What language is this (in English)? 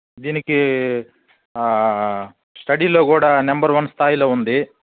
Telugu